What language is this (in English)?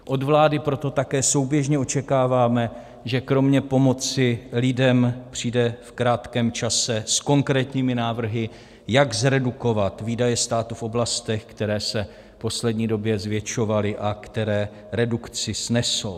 Czech